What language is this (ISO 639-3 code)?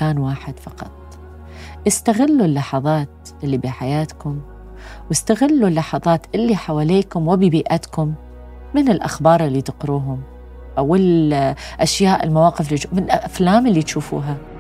ara